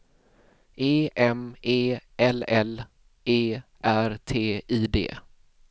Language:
Swedish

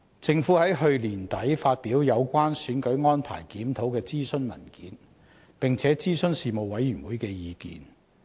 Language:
Cantonese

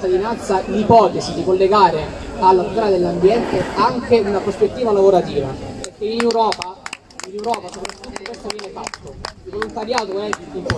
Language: Italian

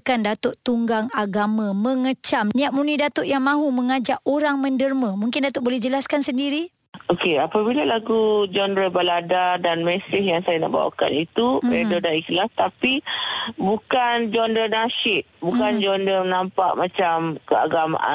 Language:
Malay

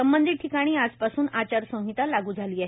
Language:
Marathi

